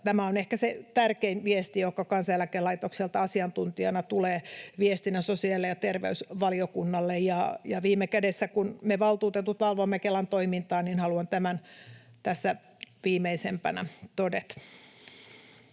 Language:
Finnish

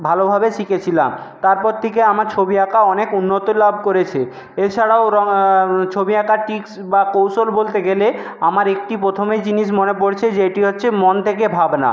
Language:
Bangla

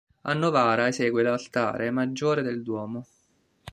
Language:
Italian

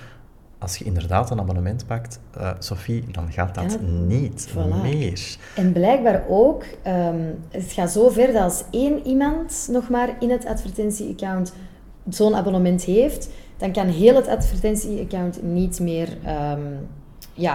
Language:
Dutch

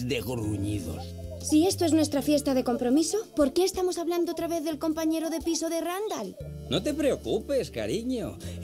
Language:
Spanish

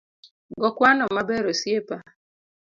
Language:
Luo (Kenya and Tanzania)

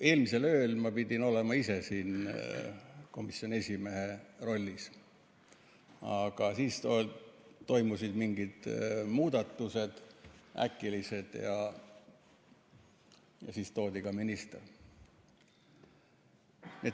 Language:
Estonian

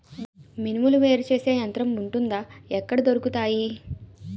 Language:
Telugu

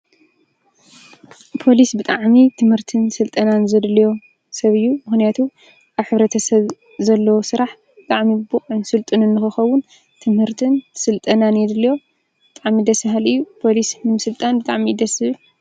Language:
Tigrinya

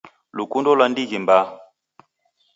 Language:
Taita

